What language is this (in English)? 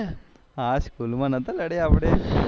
Gujarati